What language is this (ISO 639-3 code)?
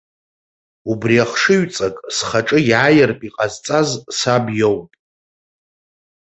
abk